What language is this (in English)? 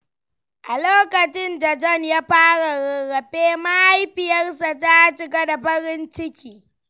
Hausa